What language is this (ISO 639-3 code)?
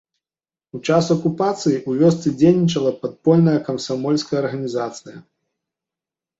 bel